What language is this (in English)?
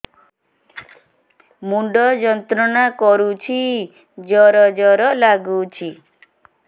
Odia